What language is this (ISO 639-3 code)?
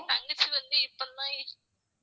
tam